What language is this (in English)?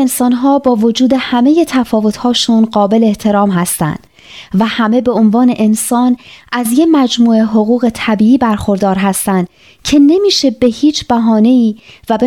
Persian